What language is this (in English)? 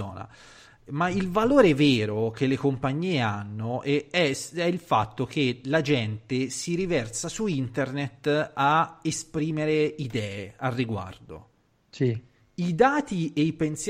Italian